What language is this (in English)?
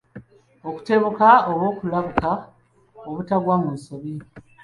Ganda